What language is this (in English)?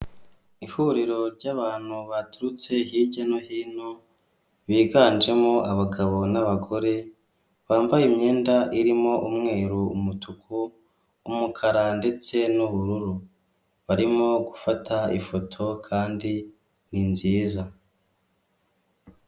Kinyarwanda